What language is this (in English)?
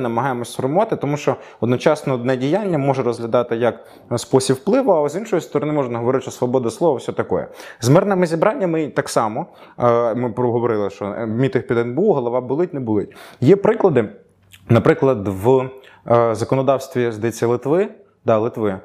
Ukrainian